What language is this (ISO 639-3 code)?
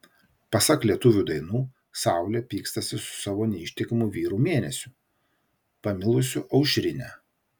lit